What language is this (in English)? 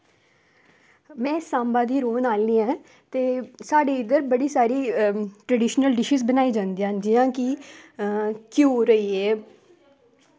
Dogri